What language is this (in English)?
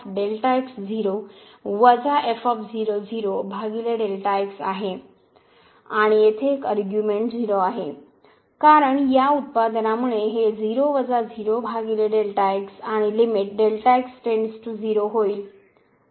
Marathi